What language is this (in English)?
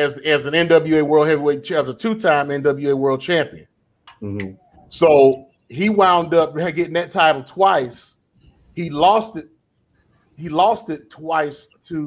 English